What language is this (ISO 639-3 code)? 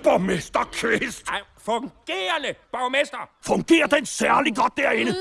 dan